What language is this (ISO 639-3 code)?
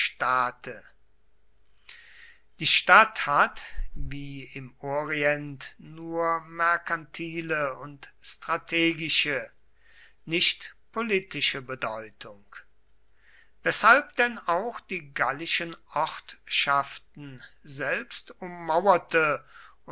deu